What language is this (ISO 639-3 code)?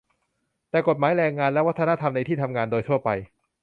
tha